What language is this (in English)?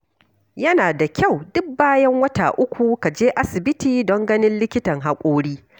Hausa